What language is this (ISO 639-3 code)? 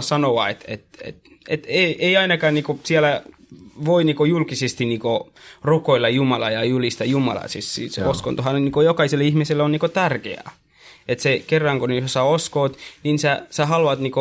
fin